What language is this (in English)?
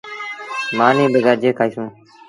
Sindhi Bhil